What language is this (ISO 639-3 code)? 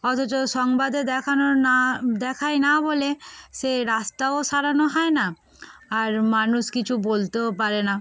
ben